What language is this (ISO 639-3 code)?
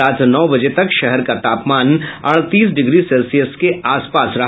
hin